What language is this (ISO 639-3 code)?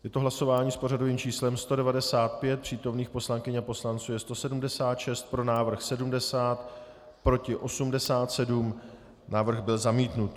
ces